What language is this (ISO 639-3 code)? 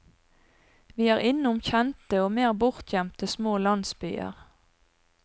nor